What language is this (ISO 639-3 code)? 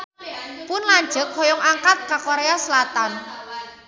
sun